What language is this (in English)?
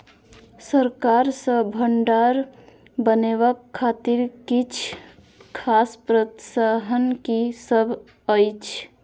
Maithili